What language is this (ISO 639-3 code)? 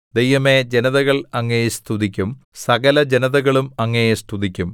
mal